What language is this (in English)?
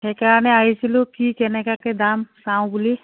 Assamese